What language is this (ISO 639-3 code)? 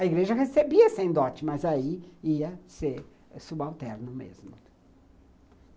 por